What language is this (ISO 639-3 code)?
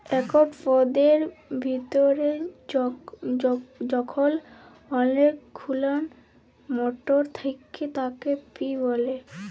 ben